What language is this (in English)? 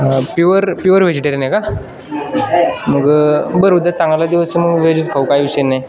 Marathi